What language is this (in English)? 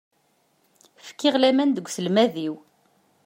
Kabyle